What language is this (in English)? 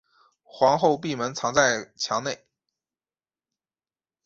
Chinese